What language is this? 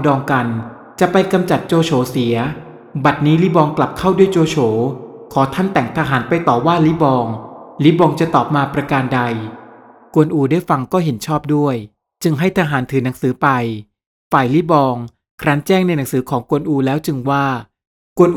Thai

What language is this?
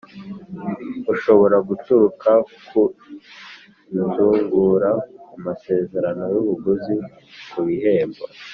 Kinyarwanda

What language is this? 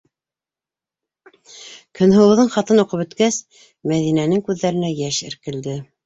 Bashkir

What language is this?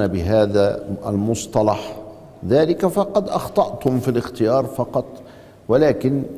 Arabic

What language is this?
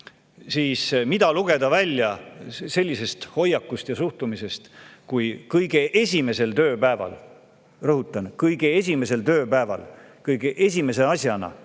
Estonian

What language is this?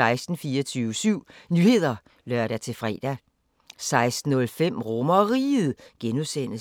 Danish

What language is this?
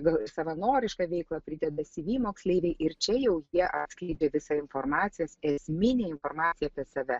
Lithuanian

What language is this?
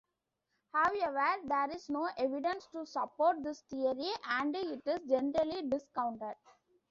English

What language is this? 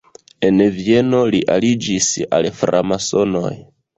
Esperanto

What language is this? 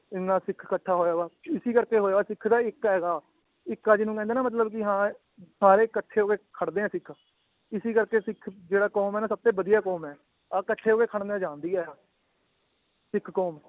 Punjabi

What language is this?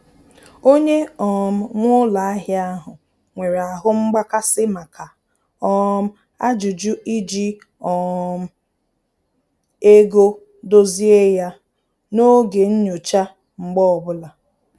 Igbo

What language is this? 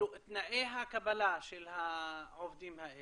Hebrew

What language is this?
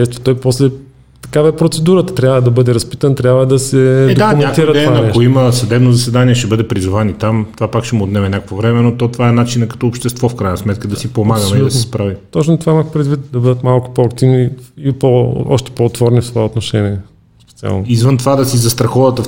Bulgarian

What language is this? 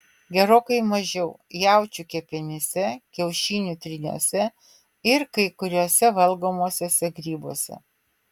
Lithuanian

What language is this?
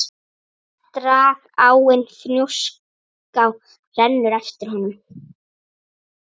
Icelandic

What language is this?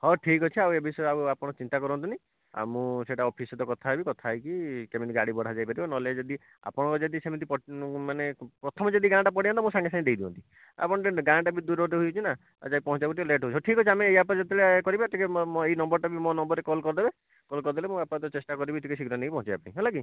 Odia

